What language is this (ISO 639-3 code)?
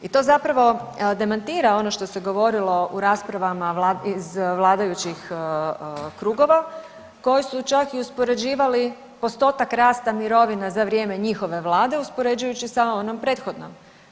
hrv